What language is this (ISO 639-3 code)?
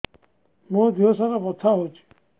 ori